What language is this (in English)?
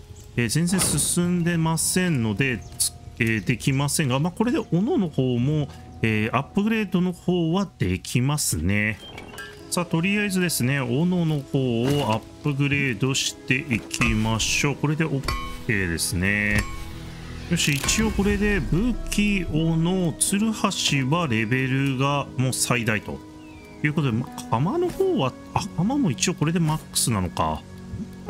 Japanese